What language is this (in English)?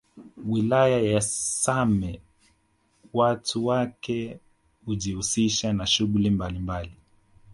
Swahili